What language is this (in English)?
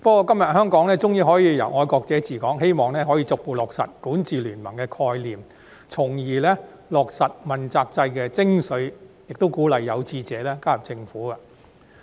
Cantonese